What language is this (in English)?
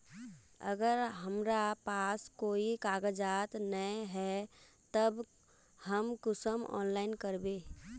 Magahi